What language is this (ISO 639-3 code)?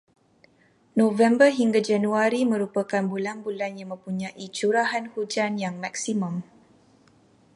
msa